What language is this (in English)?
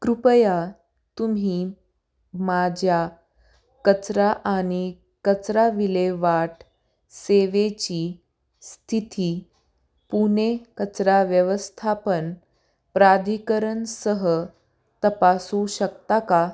Marathi